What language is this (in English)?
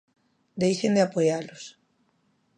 Galician